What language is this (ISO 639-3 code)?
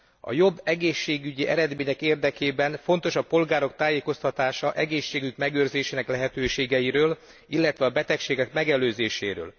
hun